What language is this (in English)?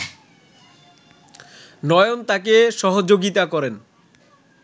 Bangla